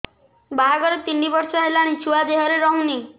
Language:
Odia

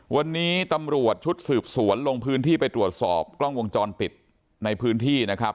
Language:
Thai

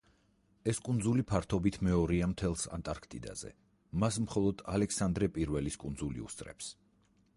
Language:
Georgian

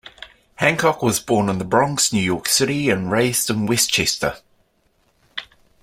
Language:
English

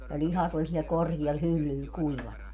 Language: Finnish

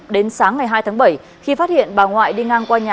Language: Vietnamese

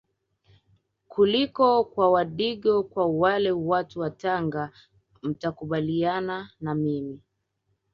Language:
Swahili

